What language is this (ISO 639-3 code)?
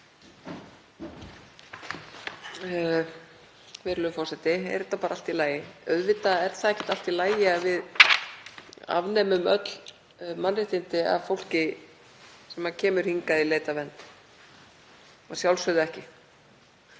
isl